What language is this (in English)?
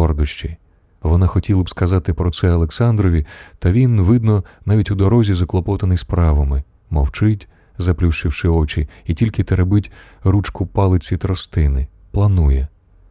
Ukrainian